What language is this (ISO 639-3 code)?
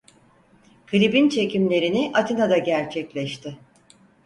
tur